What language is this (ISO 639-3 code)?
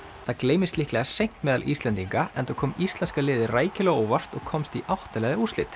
isl